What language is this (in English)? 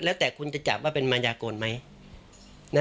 Thai